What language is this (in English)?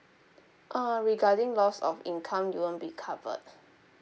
English